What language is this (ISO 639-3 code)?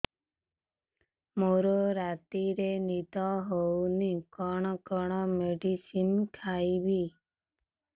ori